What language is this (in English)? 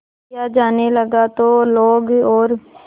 Hindi